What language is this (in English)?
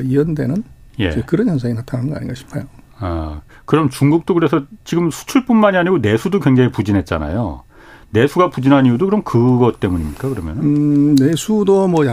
Korean